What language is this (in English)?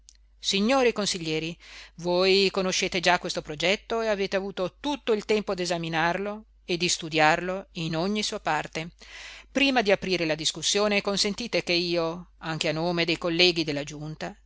Italian